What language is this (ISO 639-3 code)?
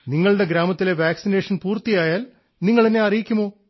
mal